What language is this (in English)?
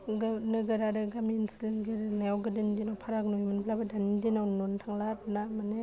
Bodo